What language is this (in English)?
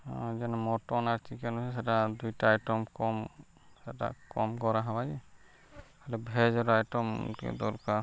Odia